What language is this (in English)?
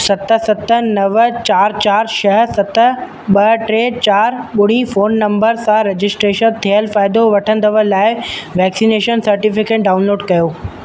Sindhi